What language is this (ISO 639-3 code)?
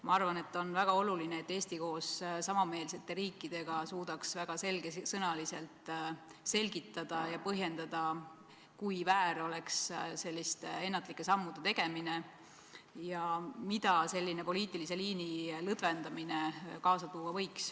est